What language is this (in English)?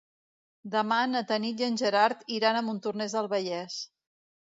Catalan